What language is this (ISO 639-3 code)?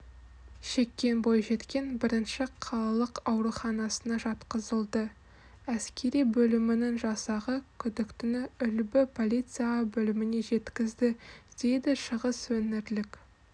kaz